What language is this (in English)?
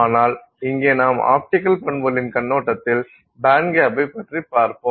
Tamil